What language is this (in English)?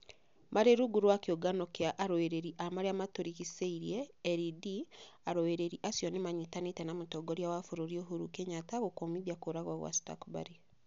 Kikuyu